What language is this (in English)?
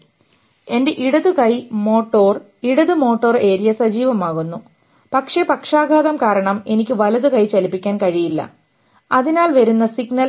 Malayalam